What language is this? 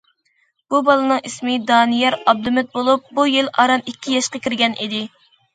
Uyghur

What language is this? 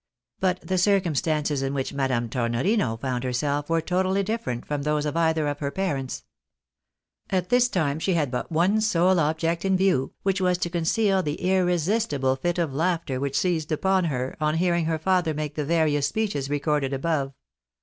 English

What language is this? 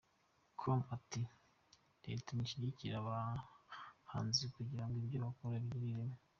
Kinyarwanda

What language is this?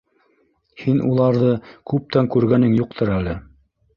Bashkir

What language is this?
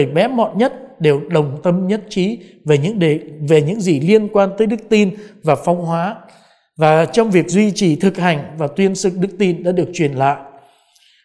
Vietnamese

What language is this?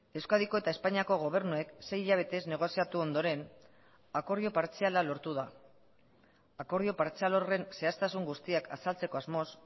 Basque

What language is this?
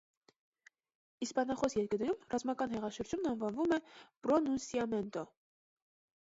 Armenian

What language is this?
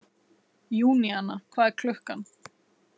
Icelandic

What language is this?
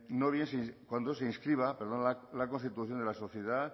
Spanish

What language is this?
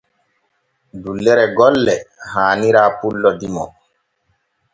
Borgu Fulfulde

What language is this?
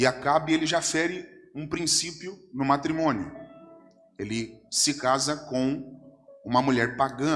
Portuguese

